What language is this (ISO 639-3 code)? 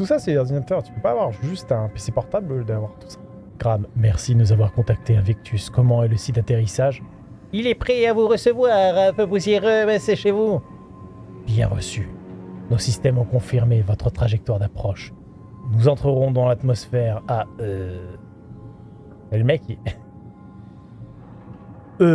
fra